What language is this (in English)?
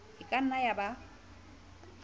Southern Sotho